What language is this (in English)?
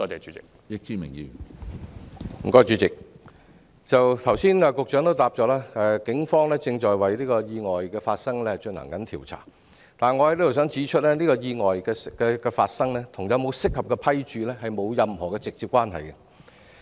Cantonese